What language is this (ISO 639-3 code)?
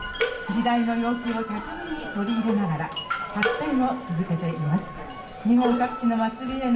jpn